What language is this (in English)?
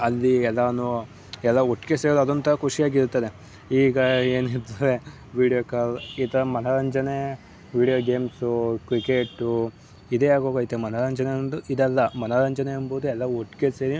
Kannada